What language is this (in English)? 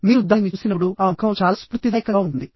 Telugu